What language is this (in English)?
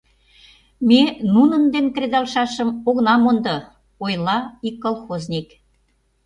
Mari